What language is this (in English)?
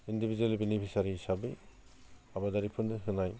Bodo